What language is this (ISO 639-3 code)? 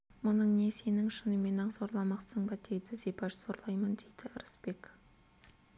kaz